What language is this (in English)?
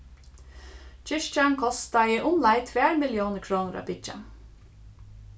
Faroese